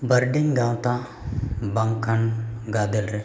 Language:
Santali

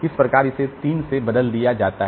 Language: Hindi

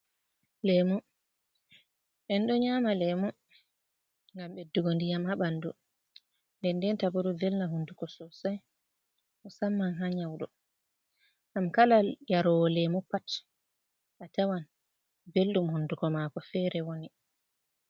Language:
Fula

